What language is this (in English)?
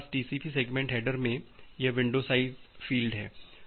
Hindi